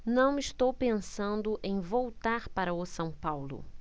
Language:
Portuguese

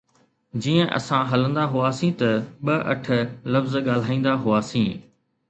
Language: Sindhi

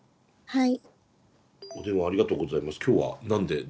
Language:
Japanese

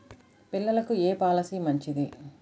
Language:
Telugu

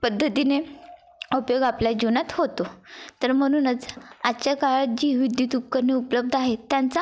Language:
Marathi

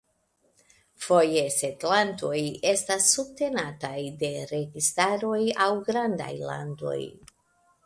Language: Esperanto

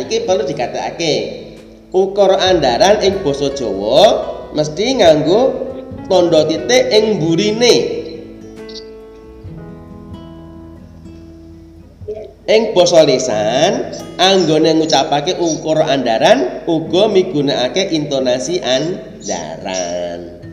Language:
Indonesian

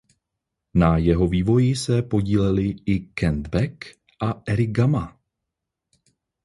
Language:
Czech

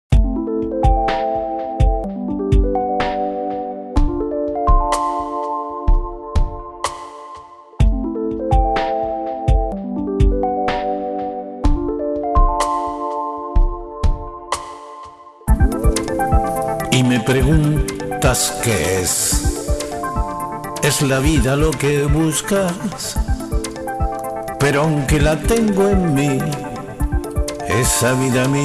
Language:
Spanish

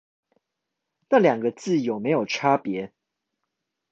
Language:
Chinese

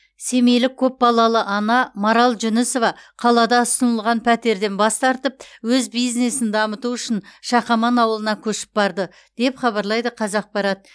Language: Kazakh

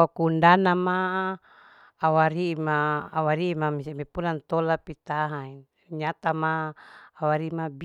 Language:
Larike-Wakasihu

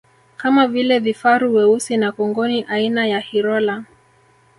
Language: Swahili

